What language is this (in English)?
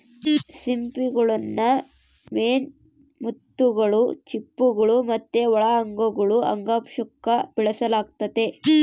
Kannada